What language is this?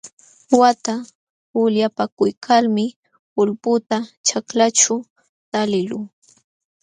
Jauja Wanca Quechua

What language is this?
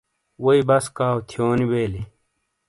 Shina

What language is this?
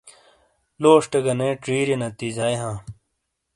Shina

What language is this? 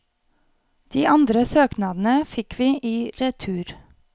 Norwegian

